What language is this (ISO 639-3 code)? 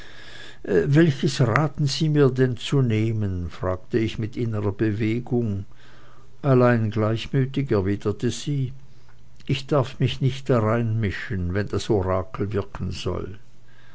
deu